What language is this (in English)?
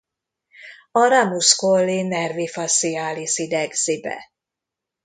Hungarian